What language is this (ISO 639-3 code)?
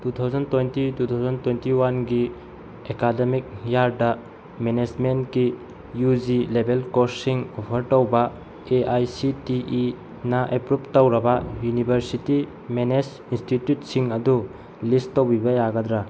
mni